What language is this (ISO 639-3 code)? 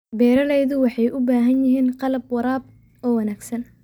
som